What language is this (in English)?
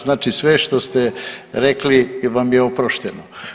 Croatian